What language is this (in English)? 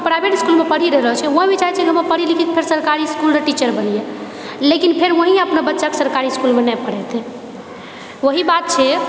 Maithili